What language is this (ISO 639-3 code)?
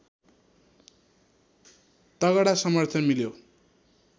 nep